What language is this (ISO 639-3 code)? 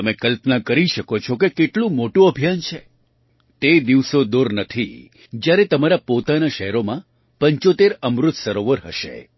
guj